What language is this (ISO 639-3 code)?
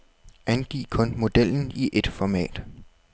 dan